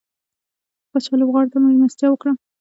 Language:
Pashto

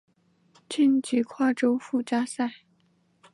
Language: Chinese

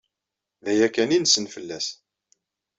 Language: Kabyle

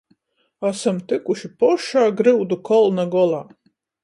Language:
Latgalian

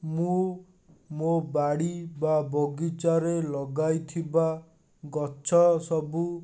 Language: Odia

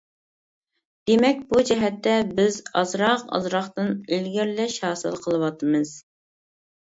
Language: Uyghur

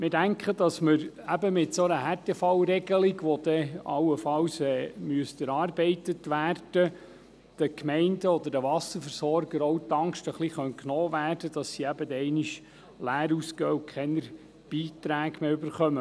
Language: Swiss German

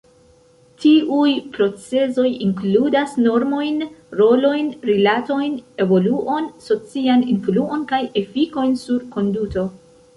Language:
Esperanto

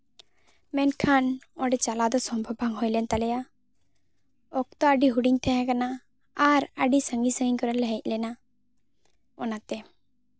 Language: Santali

